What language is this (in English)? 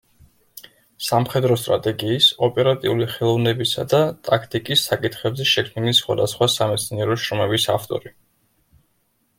Georgian